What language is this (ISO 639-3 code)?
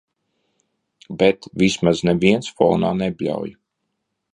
lav